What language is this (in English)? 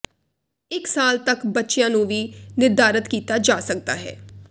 Punjabi